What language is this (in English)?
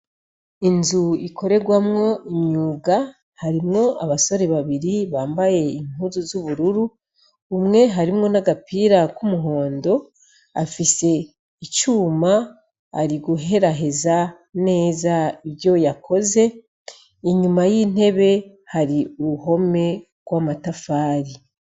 Rundi